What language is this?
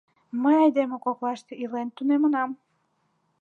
Mari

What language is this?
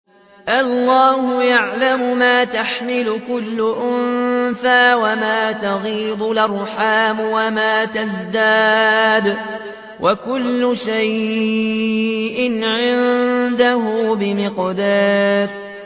Arabic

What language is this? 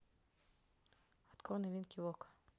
Russian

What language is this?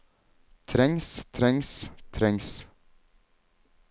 Norwegian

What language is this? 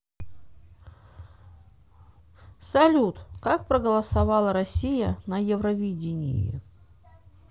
Russian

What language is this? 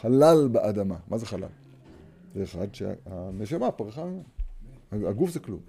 Hebrew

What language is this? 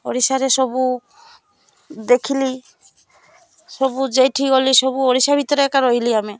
Odia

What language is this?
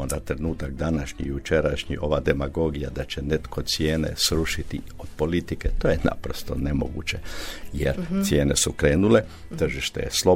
Croatian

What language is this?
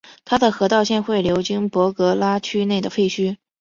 Chinese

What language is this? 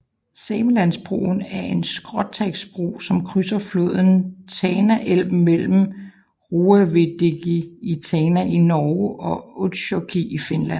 Danish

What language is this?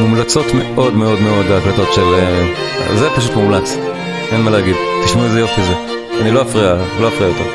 Hebrew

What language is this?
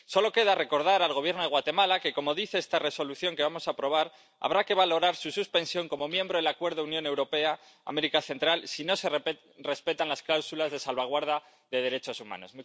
Spanish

